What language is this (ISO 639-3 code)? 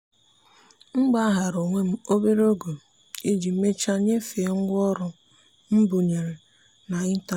ibo